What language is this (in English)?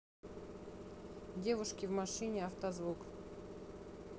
Russian